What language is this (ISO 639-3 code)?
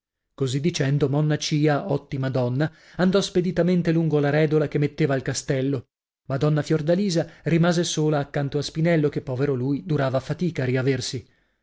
ita